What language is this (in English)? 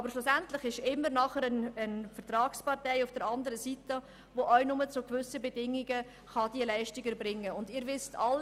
Swiss German